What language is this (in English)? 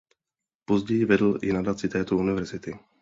Czech